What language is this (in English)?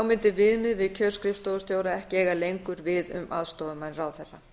Icelandic